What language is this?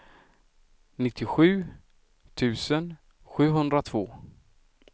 Swedish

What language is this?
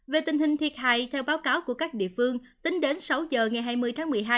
Vietnamese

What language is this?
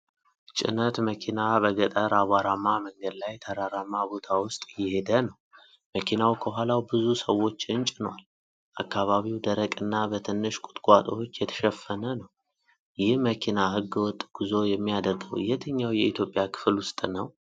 Amharic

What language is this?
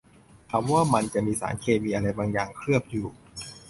Thai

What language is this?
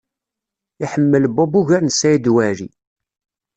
Kabyle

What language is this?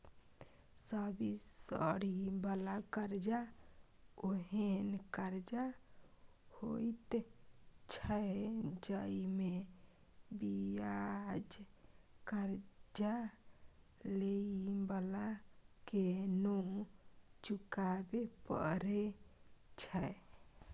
Maithili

